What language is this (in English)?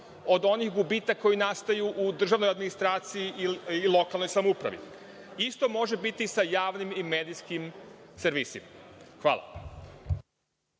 Serbian